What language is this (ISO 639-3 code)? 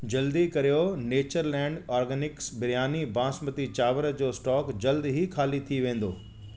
snd